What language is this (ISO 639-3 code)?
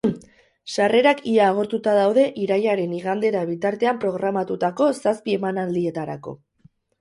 eus